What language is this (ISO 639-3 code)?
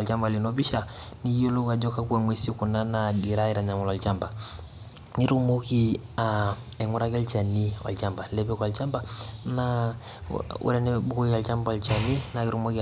mas